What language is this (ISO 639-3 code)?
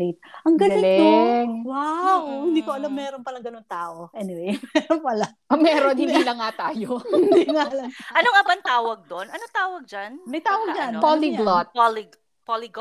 fil